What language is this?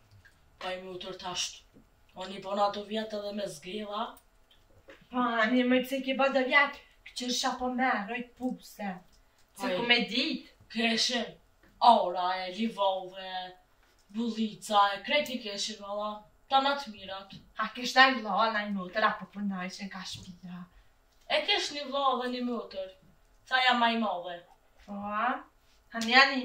Romanian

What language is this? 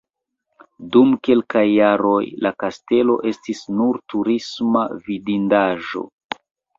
Esperanto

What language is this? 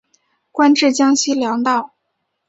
Chinese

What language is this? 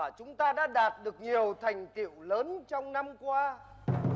Vietnamese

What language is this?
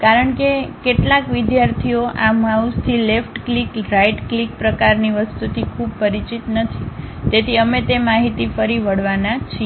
Gujarati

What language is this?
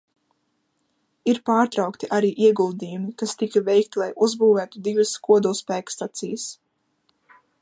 Latvian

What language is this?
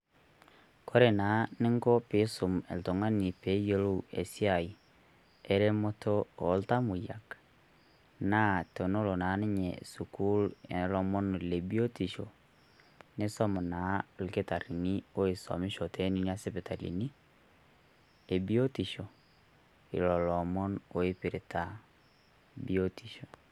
Masai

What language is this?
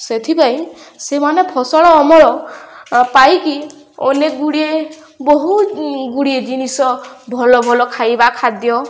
Odia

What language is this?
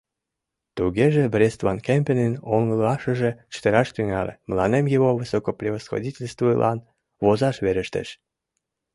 Mari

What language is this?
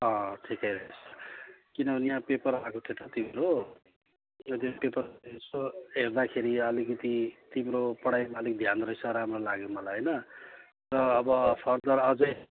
Nepali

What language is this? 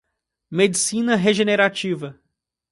Portuguese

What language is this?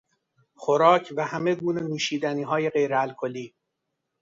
Persian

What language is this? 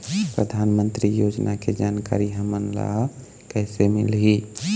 Chhattisgarhi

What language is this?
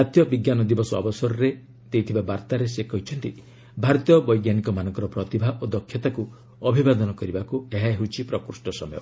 Odia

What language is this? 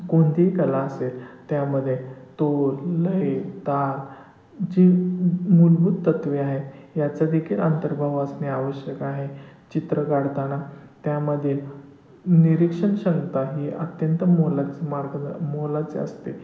Marathi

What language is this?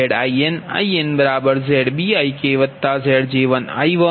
Gujarati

